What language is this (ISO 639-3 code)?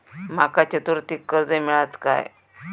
mar